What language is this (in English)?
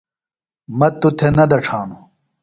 Phalura